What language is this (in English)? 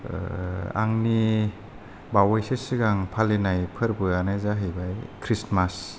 Bodo